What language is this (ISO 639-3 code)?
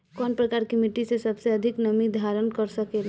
bho